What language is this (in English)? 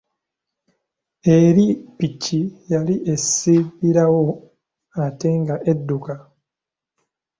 Ganda